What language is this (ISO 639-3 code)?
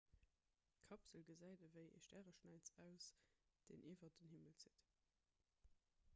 ltz